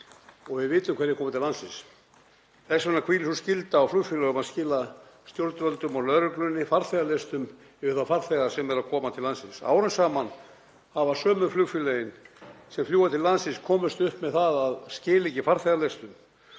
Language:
Icelandic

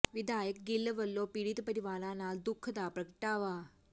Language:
Punjabi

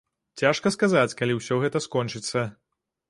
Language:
Belarusian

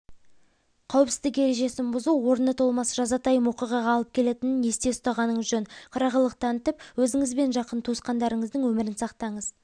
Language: Kazakh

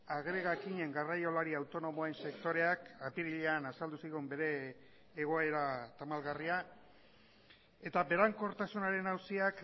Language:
Basque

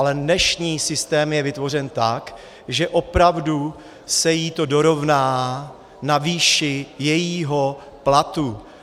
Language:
Czech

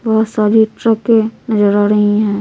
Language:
Hindi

